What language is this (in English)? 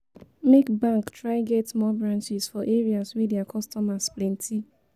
Nigerian Pidgin